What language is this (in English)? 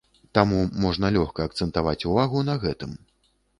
Belarusian